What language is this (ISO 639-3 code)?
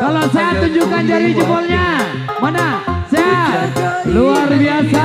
ind